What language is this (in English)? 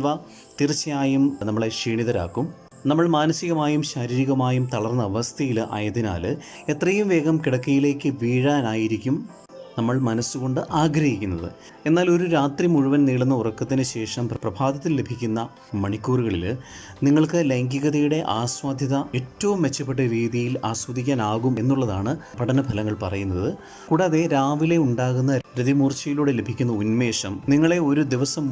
Malayalam